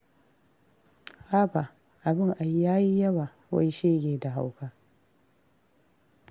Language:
Hausa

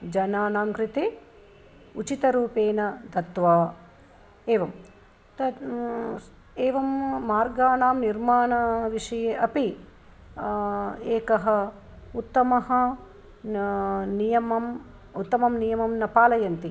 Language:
Sanskrit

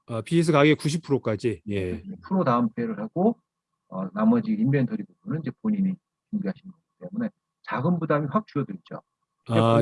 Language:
Korean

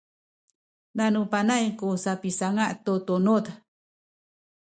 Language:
Sakizaya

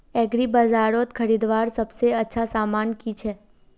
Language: Magahi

